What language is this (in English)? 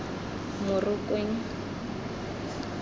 Tswana